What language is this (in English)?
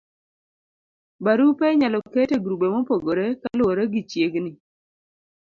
Luo (Kenya and Tanzania)